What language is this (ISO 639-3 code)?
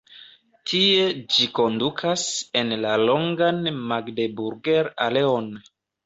epo